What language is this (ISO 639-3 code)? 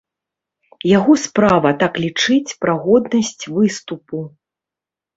bel